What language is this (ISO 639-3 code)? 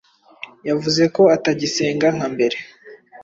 kin